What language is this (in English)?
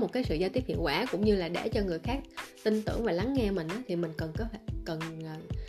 Vietnamese